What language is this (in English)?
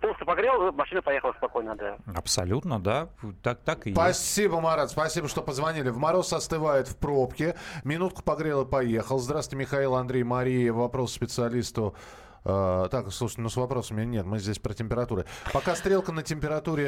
Russian